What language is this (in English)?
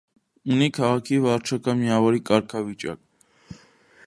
Armenian